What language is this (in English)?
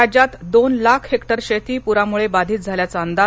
Marathi